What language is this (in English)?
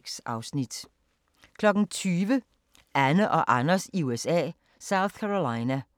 Danish